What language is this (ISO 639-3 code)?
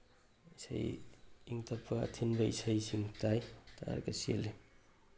mni